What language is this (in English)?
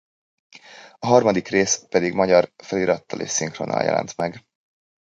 Hungarian